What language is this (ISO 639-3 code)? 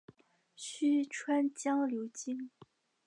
zho